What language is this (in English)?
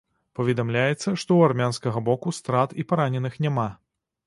Belarusian